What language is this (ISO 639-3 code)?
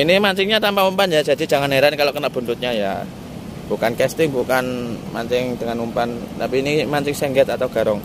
ind